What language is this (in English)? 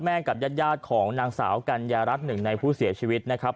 Thai